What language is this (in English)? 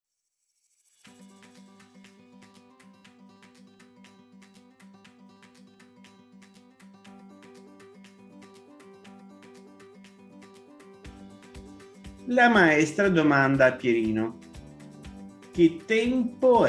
Italian